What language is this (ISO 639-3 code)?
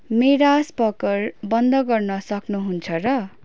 nep